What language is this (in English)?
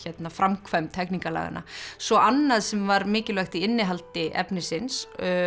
Icelandic